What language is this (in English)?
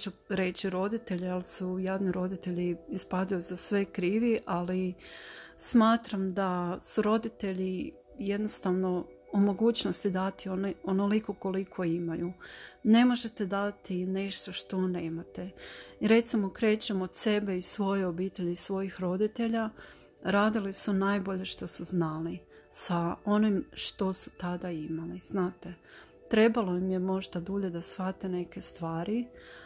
Croatian